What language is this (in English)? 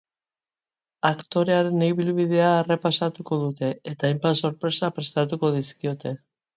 Basque